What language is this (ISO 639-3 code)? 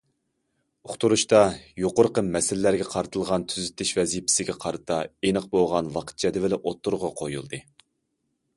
uig